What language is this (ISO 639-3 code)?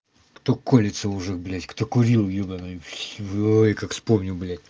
rus